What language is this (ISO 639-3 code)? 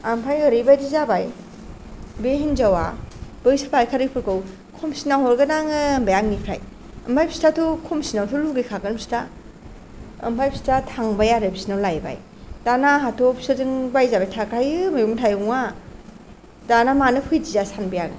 brx